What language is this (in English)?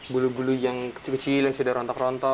Indonesian